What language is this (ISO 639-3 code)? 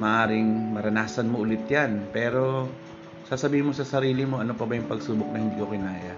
fil